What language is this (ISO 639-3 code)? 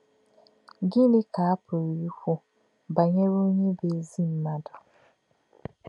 ibo